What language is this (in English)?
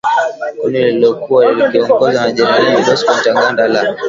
Swahili